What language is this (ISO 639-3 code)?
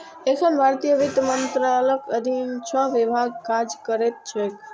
mai